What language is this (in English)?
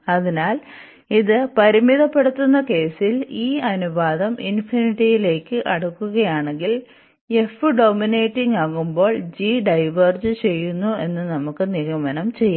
Malayalam